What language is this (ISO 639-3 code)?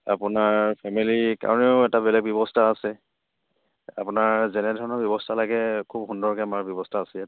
asm